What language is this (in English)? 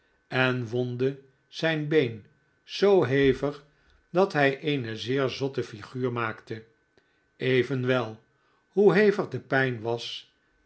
Dutch